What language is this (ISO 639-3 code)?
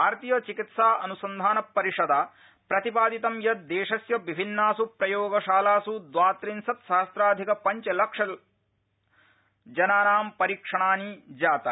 san